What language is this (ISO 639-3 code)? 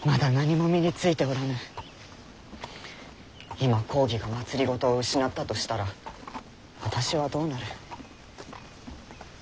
jpn